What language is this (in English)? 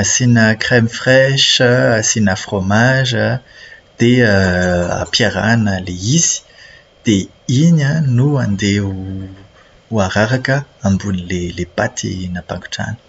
Malagasy